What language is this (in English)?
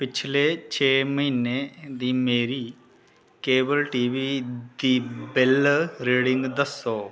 Dogri